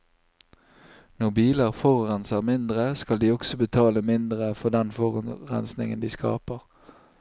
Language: Norwegian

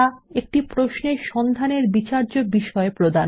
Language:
Bangla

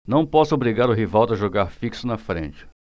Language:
Portuguese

